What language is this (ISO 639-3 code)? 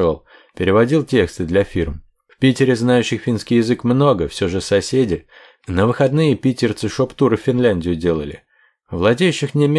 rus